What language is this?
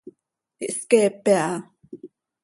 Seri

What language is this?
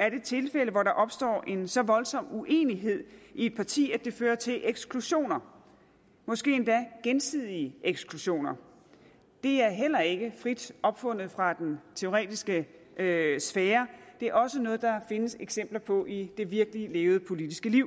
Danish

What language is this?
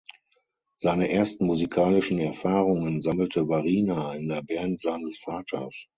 German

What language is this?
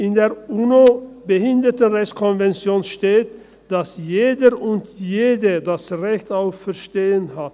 Swiss German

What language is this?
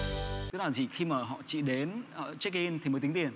Vietnamese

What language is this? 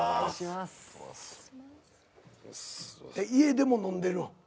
Japanese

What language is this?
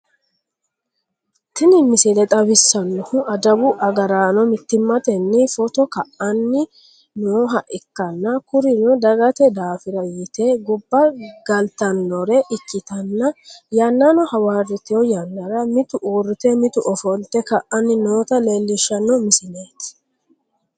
Sidamo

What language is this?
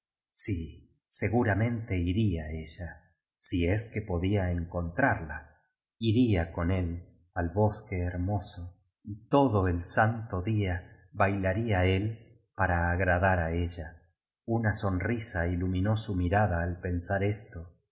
Spanish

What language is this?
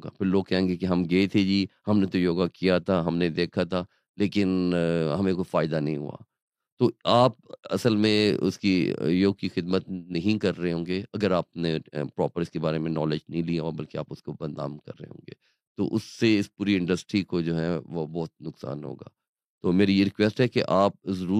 Urdu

